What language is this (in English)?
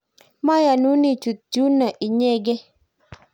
Kalenjin